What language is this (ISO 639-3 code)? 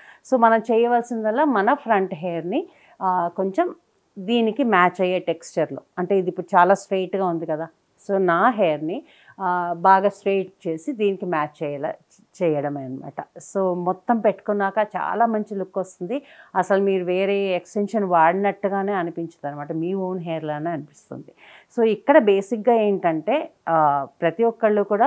tel